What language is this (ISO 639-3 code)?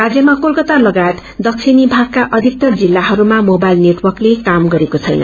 nep